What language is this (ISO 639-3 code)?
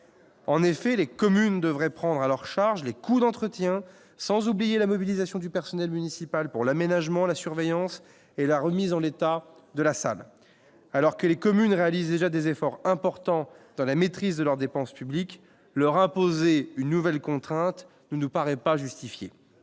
fra